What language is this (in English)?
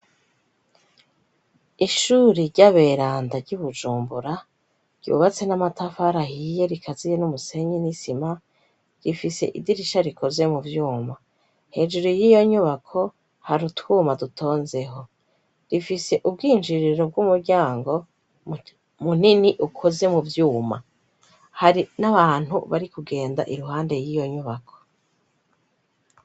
Rundi